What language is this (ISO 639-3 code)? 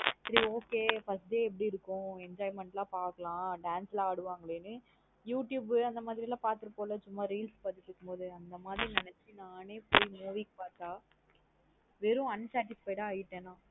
tam